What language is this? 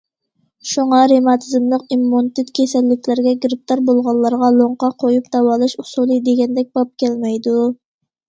Uyghur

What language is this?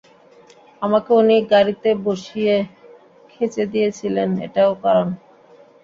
Bangla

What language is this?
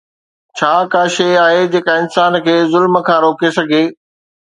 Sindhi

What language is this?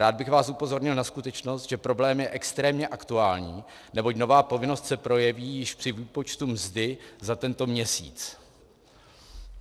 Czech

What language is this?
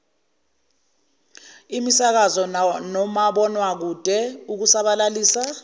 Zulu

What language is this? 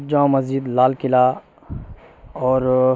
Urdu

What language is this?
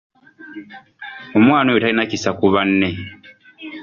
Ganda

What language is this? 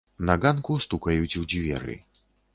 Belarusian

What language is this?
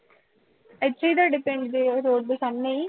Punjabi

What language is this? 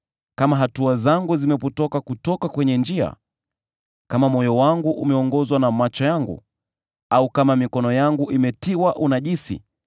Swahili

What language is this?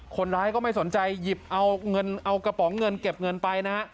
Thai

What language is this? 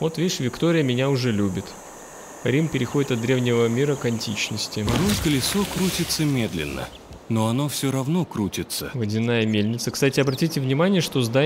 Russian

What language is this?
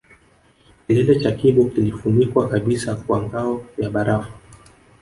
Swahili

